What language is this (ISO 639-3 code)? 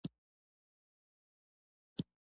pus